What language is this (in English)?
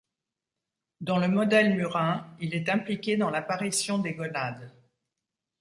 French